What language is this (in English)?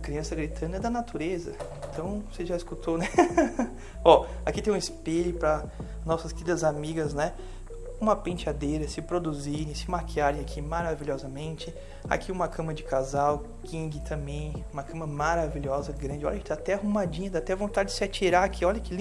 Portuguese